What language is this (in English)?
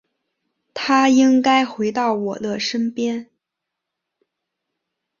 Chinese